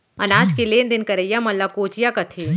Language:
Chhattisgarhi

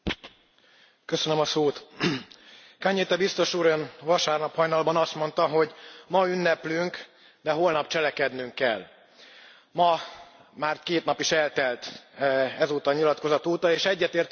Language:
Hungarian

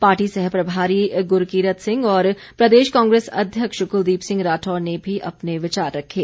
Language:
Hindi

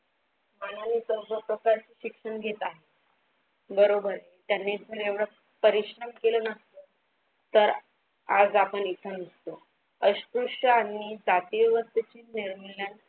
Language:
Marathi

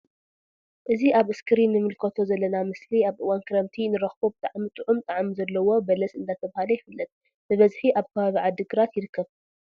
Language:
Tigrinya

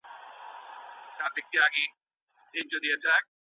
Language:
Pashto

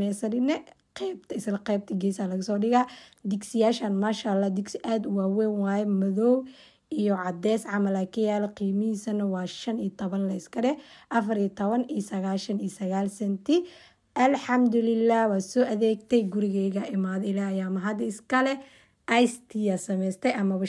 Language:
Arabic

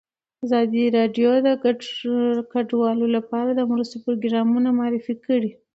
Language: Pashto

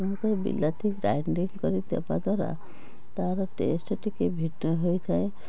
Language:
Odia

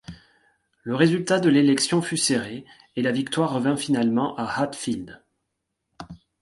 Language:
French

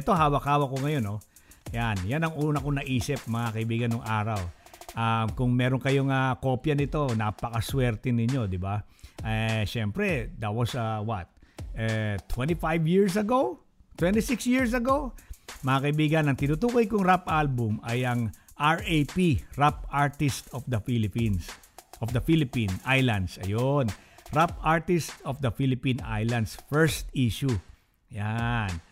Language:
Filipino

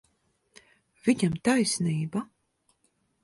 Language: Latvian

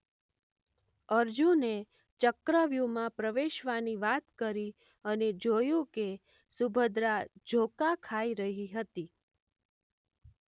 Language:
Gujarati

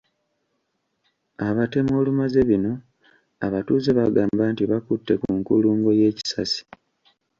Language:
Ganda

